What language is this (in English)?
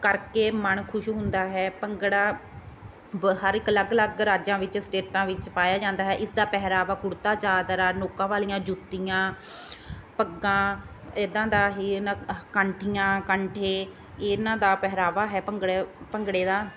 Punjabi